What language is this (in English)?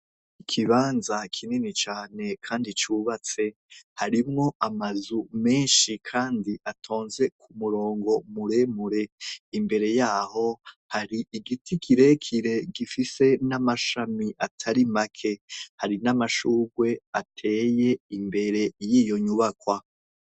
Rundi